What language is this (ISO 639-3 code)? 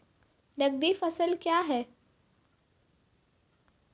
mai